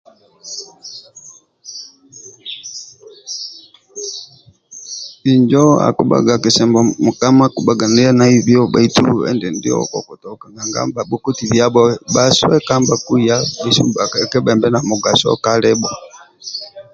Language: Amba (Uganda)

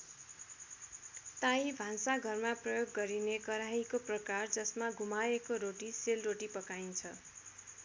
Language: Nepali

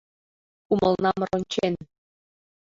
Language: Mari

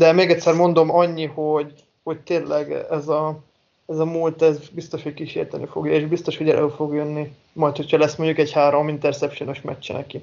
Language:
Hungarian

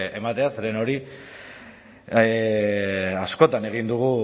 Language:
Basque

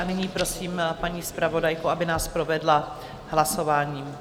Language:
Czech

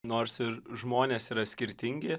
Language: Lithuanian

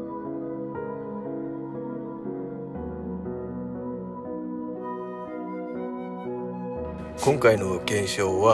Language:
Japanese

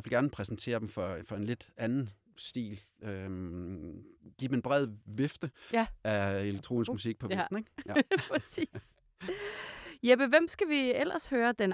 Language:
Danish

